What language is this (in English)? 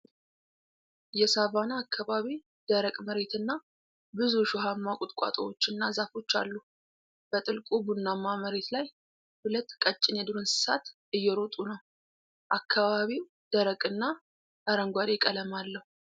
Amharic